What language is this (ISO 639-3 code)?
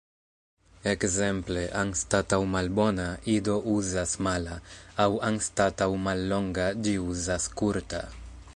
epo